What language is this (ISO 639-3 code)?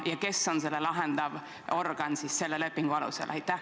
est